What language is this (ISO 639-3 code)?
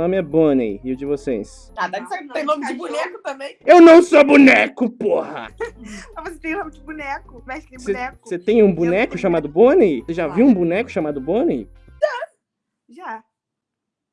por